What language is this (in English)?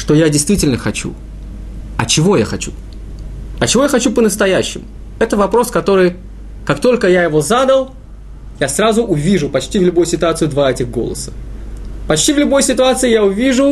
Russian